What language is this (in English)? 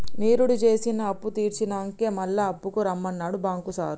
Telugu